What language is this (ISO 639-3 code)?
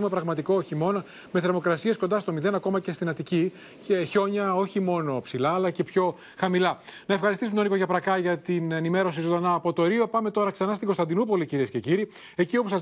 ell